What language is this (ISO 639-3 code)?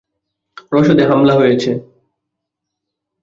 ben